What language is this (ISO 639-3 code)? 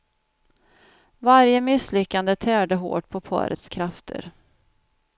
swe